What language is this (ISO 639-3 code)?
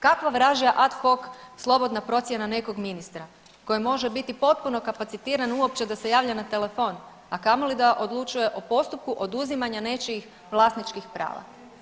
hrv